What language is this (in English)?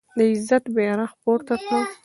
Pashto